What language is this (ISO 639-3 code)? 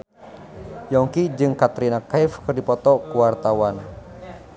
sun